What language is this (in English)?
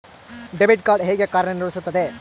Kannada